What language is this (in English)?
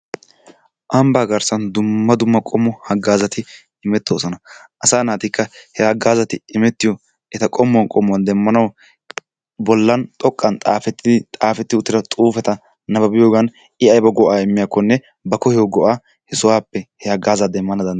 Wolaytta